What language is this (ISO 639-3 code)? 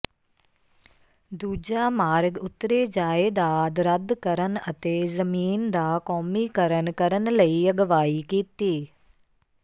pan